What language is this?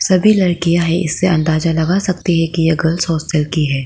Hindi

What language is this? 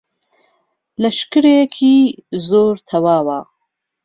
Central Kurdish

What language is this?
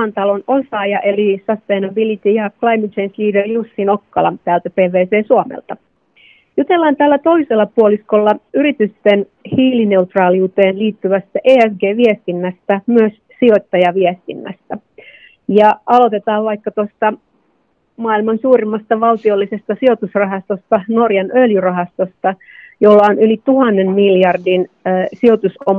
Finnish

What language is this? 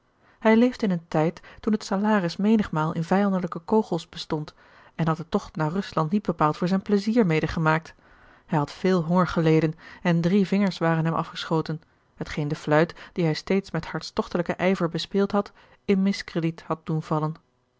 Dutch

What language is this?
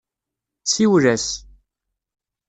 Kabyle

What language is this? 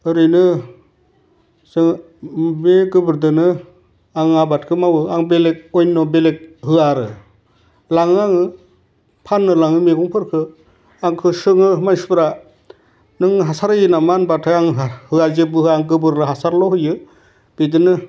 Bodo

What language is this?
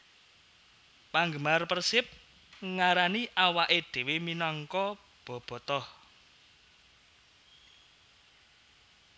Javanese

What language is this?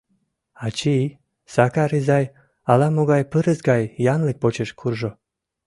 Mari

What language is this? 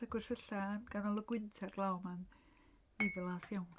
Welsh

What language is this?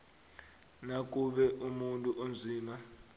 South Ndebele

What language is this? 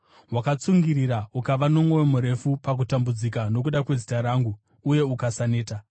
Shona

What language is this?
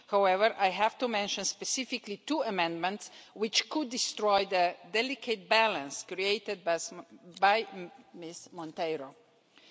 English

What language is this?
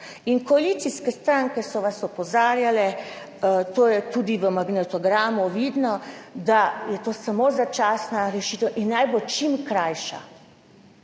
Slovenian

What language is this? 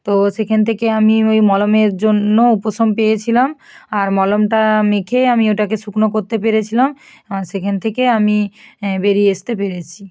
Bangla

